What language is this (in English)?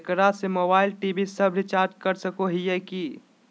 Magahi